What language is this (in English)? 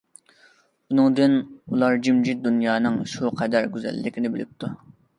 Uyghur